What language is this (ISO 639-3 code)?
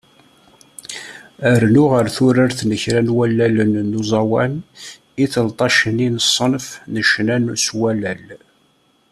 kab